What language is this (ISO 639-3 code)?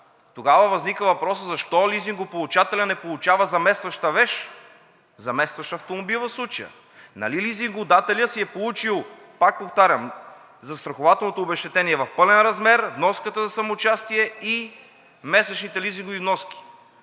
bul